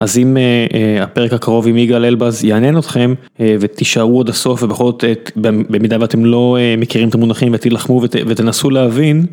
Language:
Hebrew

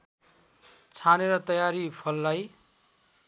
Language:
Nepali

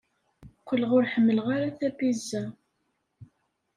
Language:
Kabyle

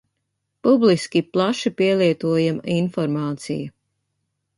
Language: Latvian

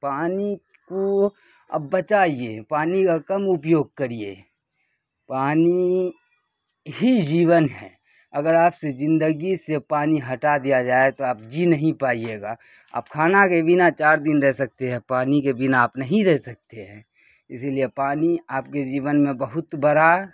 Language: Urdu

